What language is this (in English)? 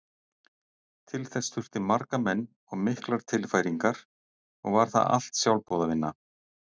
Icelandic